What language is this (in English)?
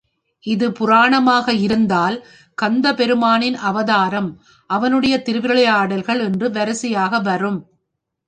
Tamil